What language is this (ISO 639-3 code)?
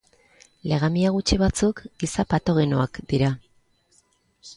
eus